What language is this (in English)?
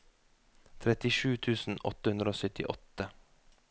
Norwegian